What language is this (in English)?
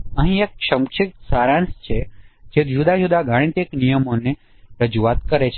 Gujarati